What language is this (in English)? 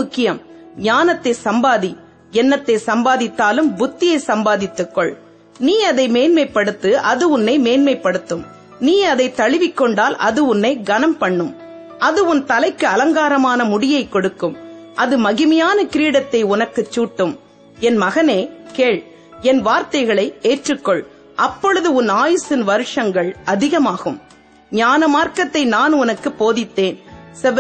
Tamil